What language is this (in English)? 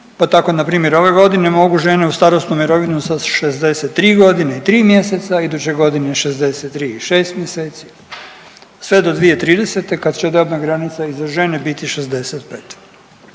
Croatian